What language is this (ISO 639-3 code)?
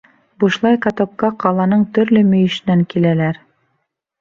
bak